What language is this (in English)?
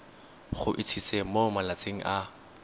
Tswana